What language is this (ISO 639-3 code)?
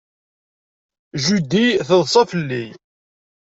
kab